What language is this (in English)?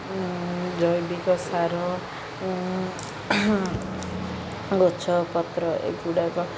Odia